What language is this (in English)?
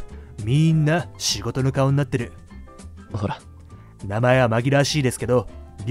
Japanese